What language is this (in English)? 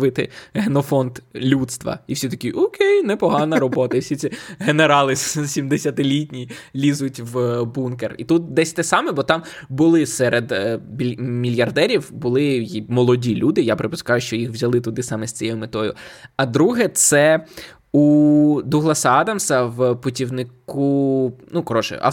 Ukrainian